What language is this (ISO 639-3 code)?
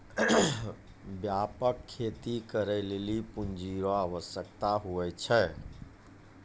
mai